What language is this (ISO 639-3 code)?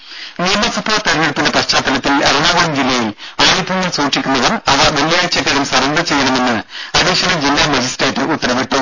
mal